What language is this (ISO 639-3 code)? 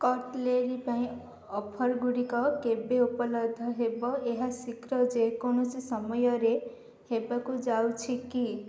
ori